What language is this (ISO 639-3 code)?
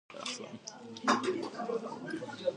eng